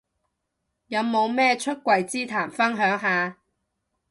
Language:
Cantonese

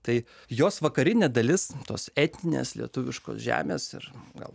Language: Lithuanian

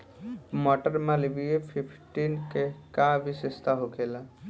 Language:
Bhojpuri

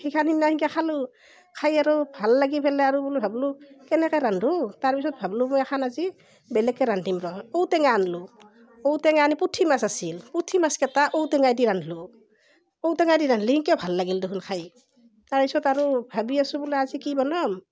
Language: Assamese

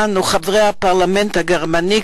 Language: Hebrew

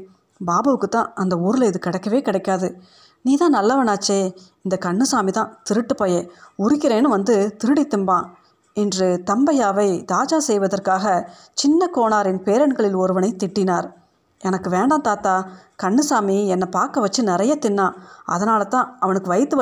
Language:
Tamil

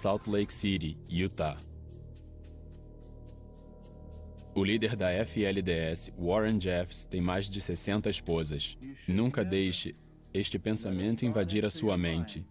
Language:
Portuguese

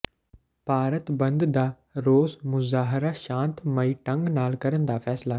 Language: Punjabi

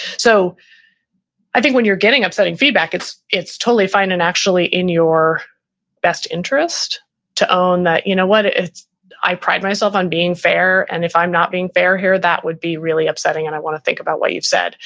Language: English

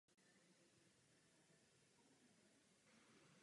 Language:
Czech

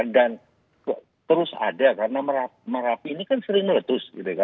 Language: Indonesian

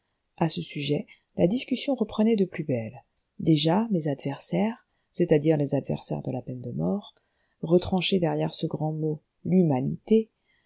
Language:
French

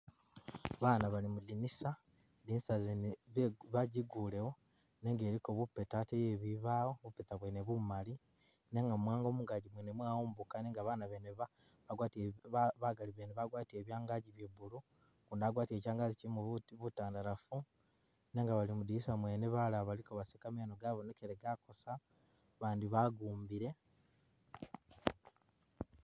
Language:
Masaaba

